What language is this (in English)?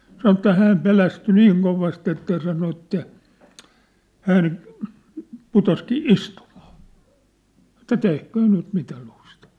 Finnish